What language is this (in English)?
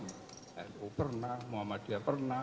Indonesian